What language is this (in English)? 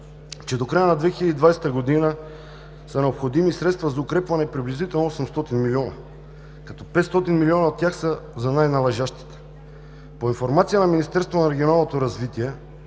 Bulgarian